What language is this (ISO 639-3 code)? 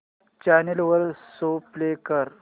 mar